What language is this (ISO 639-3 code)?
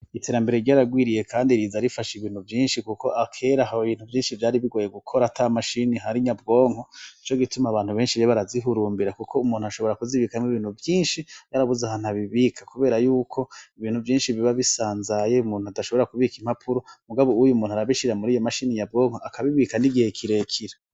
run